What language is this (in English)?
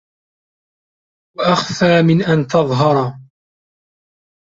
Arabic